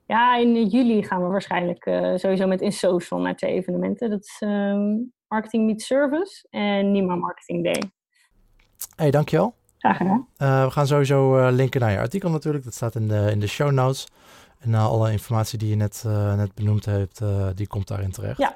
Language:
Dutch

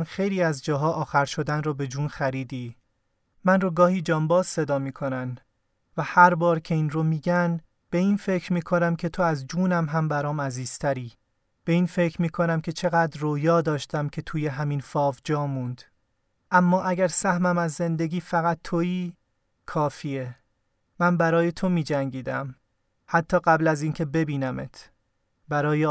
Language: Persian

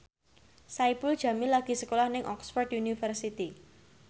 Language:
Javanese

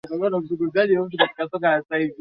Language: Swahili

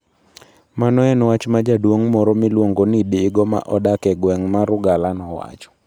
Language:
Luo (Kenya and Tanzania)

